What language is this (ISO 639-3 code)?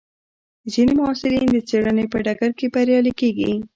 pus